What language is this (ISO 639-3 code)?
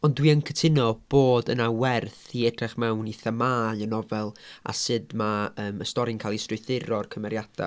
cym